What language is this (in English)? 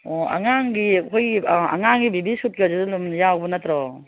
Manipuri